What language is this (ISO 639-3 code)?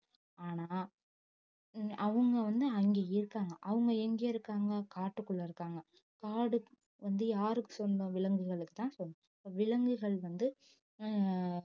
tam